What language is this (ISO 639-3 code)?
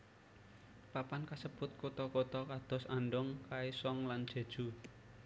jav